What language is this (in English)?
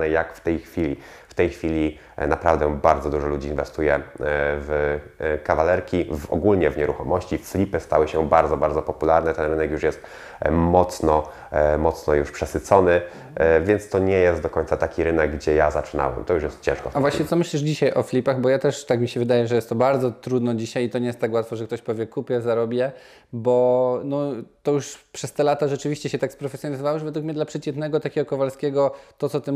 Polish